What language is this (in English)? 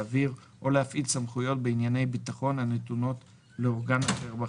Hebrew